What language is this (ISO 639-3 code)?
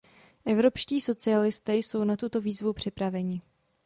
ces